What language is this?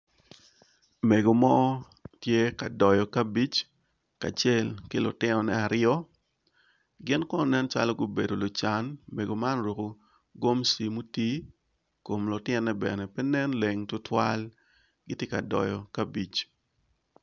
Acoli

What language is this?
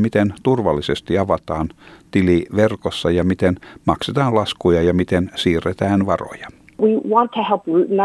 Finnish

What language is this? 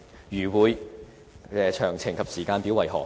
Cantonese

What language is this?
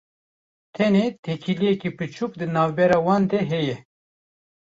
Kurdish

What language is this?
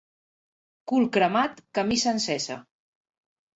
Catalan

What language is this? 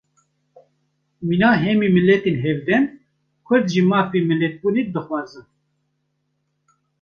Kurdish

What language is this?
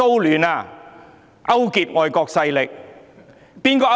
Cantonese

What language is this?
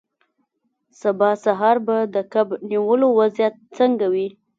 Pashto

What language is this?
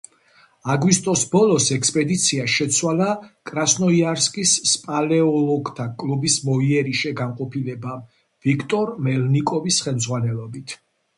Georgian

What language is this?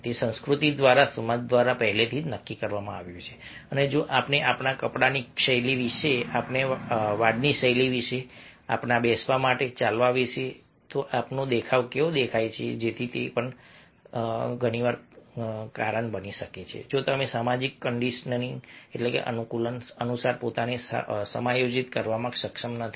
Gujarati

